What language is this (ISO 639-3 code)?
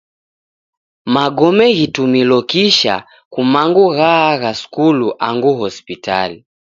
dav